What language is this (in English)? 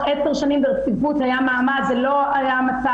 Hebrew